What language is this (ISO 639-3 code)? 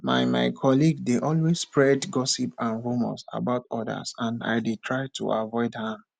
pcm